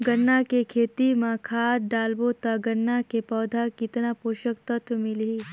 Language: Chhattisgarhi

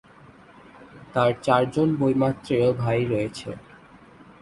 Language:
Bangla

